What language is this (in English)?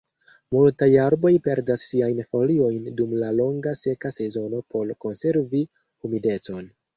Esperanto